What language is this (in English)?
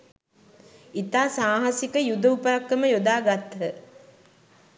Sinhala